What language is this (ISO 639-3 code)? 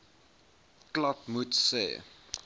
afr